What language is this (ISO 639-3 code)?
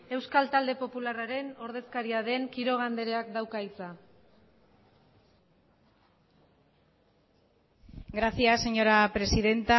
eus